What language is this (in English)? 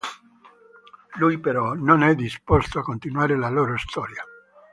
Italian